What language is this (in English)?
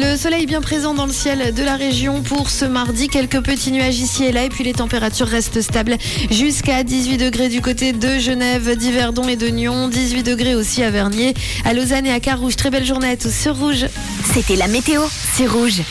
French